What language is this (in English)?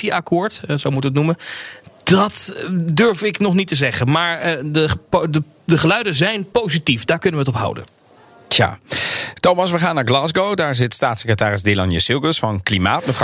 Dutch